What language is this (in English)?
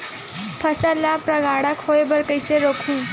Chhattisgarhi